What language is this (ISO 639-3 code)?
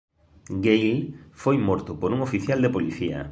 glg